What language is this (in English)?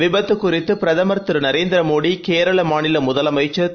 Tamil